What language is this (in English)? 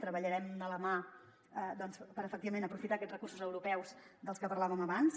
Catalan